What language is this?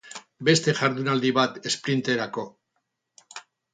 Basque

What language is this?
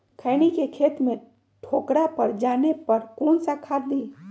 Magahi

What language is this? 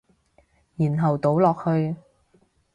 Cantonese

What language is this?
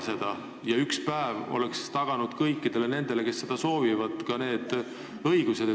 Estonian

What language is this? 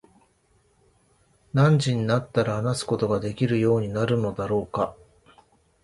Japanese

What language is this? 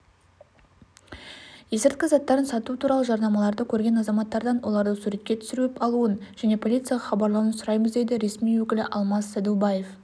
Kazakh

